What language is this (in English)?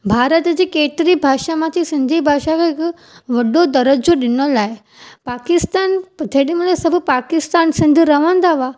Sindhi